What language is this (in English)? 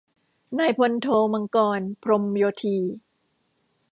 Thai